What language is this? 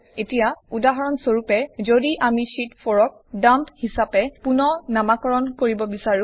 Assamese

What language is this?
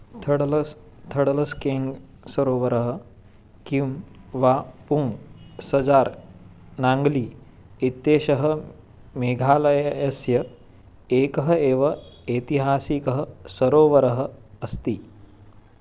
Sanskrit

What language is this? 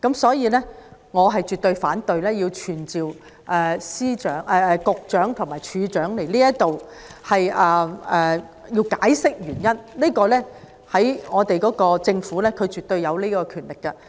Cantonese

